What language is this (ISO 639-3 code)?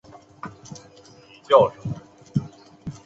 zho